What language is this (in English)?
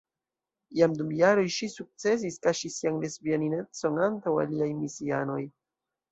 Esperanto